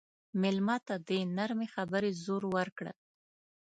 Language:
Pashto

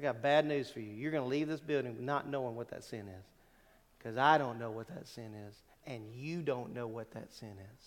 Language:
English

